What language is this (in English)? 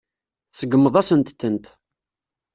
Kabyle